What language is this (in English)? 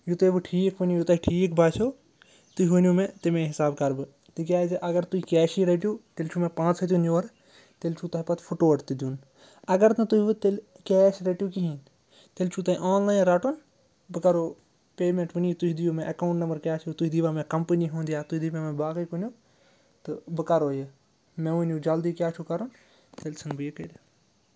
Kashmiri